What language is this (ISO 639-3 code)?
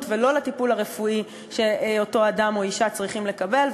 heb